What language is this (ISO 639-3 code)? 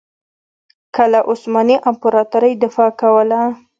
pus